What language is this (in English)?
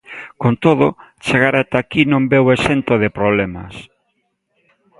Galician